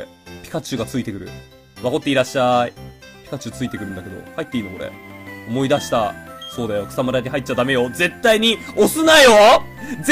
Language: Japanese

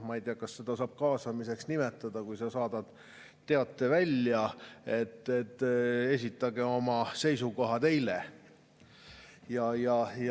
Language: Estonian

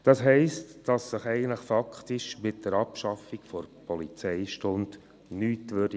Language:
Swiss German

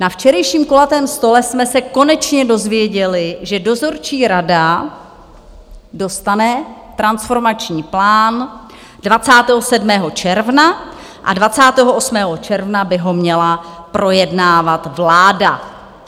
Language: Czech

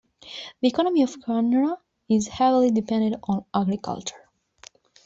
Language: English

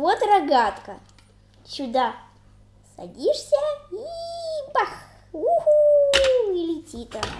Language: Russian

